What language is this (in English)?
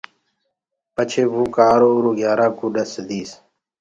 Gurgula